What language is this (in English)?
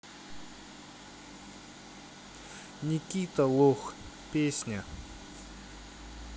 Russian